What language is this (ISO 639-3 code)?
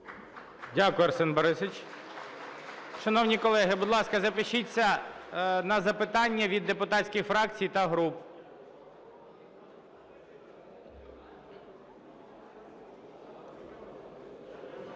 ukr